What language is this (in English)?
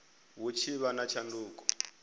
Venda